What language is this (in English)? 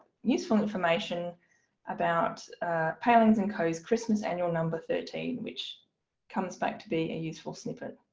English